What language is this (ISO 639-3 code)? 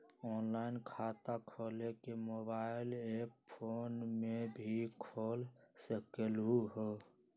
mag